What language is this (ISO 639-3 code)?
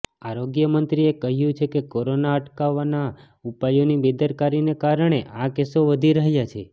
guj